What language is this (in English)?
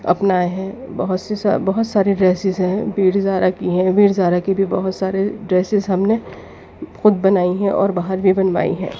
Urdu